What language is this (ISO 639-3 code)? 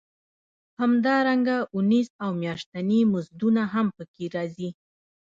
pus